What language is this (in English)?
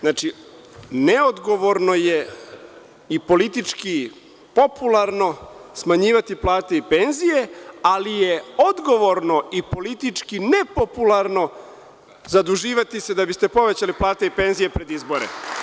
Serbian